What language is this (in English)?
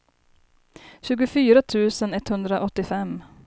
Swedish